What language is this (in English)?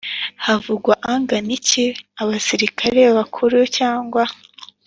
Kinyarwanda